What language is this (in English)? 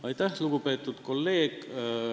Estonian